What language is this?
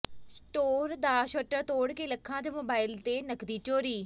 Punjabi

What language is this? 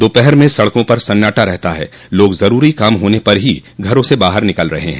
Hindi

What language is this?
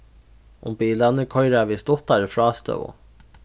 Faroese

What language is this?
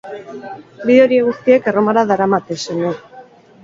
Basque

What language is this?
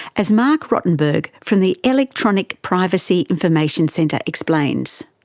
English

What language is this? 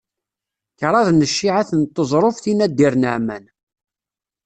Kabyle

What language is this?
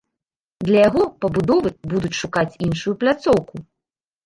Belarusian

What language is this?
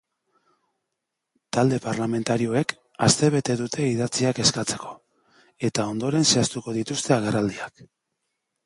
Basque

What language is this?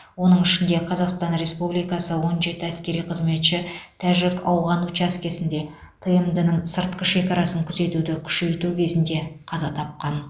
Kazakh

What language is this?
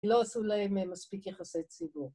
Hebrew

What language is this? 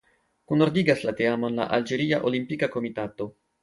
Esperanto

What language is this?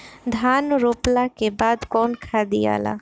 Bhojpuri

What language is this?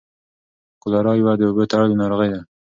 Pashto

